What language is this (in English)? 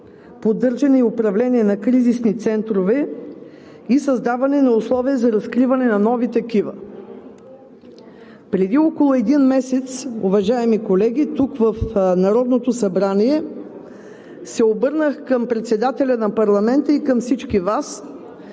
Bulgarian